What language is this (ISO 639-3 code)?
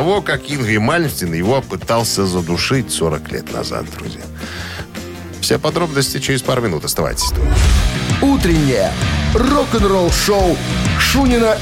rus